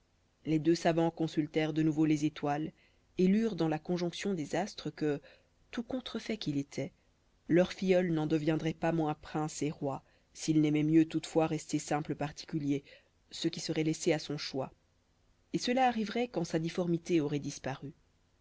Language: French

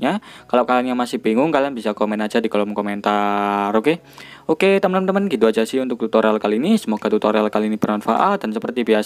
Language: Indonesian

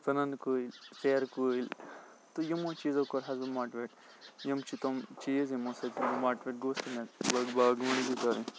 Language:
Kashmiri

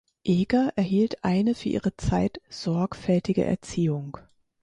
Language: German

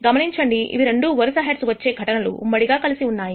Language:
Telugu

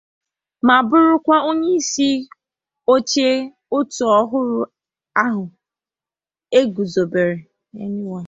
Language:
Igbo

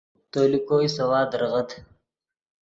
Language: Yidgha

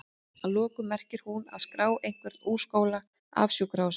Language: Icelandic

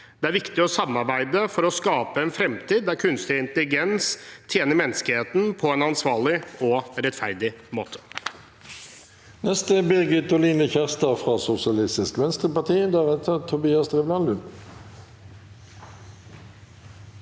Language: Norwegian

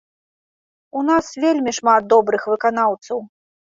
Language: Belarusian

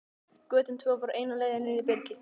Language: Icelandic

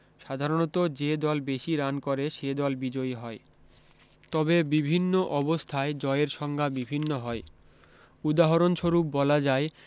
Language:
Bangla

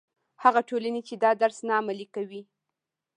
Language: Pashto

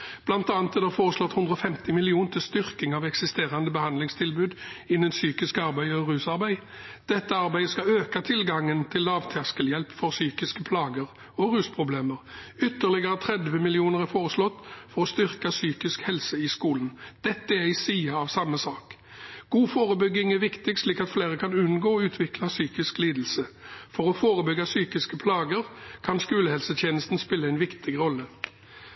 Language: Norwegian Bokmål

